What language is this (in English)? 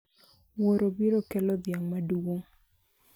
Luo (Kenya and Tanzania)